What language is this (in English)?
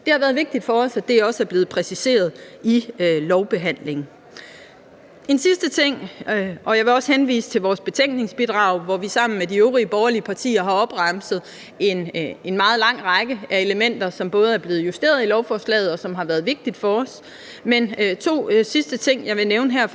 Danish